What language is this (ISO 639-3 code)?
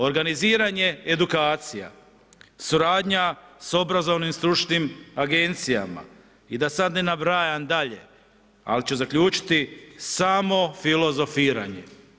hrv